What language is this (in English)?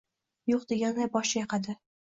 Uzbek